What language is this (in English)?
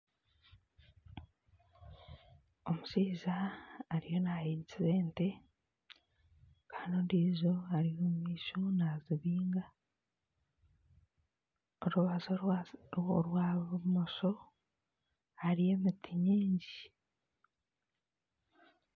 Nyankole